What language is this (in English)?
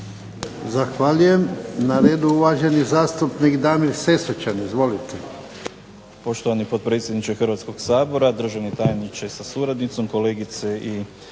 Croatian